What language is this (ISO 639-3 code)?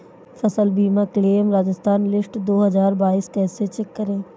hin